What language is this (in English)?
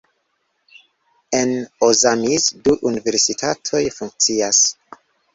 Esperanto